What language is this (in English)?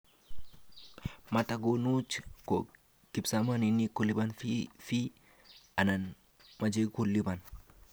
Kalenjin